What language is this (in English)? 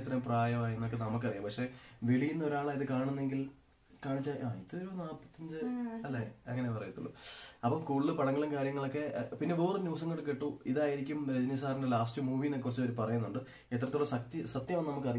Turkish